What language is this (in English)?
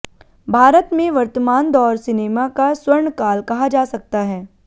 Hindi